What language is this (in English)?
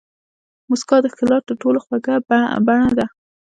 Pashto